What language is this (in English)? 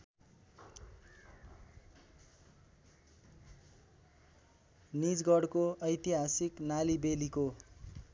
Nepali